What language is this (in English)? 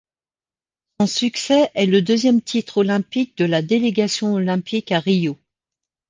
French